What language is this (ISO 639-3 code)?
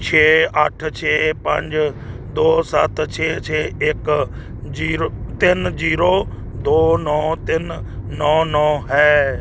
pan